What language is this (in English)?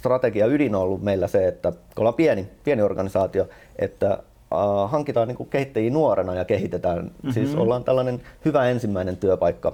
Finnish